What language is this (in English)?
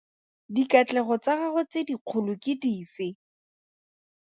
Tswana